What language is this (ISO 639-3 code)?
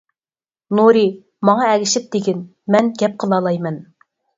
uig